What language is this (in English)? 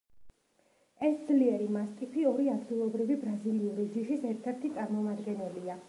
Georgian